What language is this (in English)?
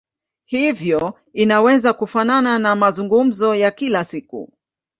Swahili